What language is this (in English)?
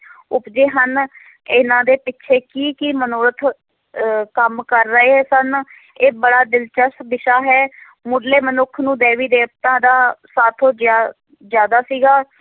Punjabi